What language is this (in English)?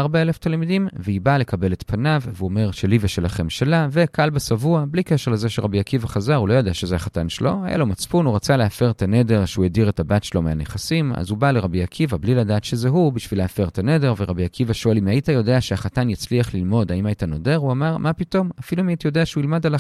Hebrew